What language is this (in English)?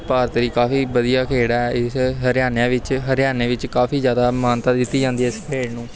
Punjabi